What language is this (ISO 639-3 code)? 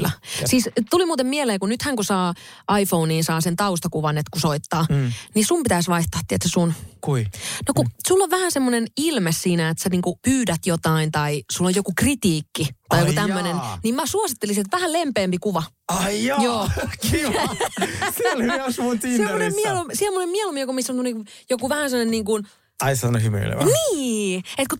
fin